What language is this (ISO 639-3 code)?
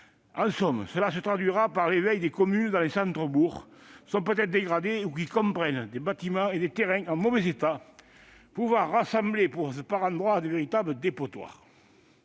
fra